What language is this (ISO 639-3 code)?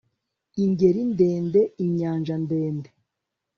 kin